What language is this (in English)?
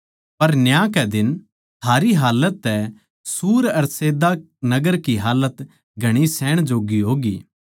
Haryanvi